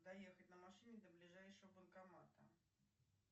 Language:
Russian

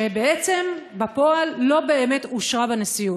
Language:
Hebrew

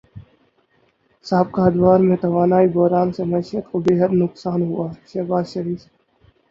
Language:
Urdu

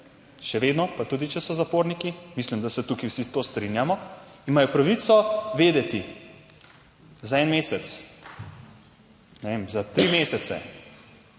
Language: Slovenian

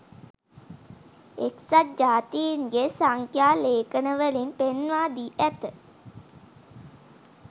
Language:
Sinhala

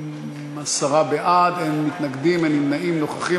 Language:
Hebrew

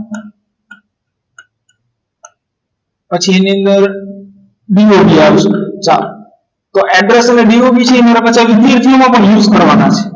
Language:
Gujarati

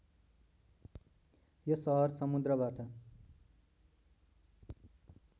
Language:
Nepali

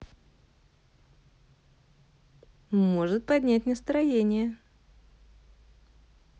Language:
Russian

